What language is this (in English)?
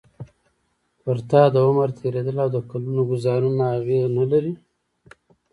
Pashto